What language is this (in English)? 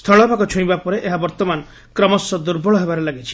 Odia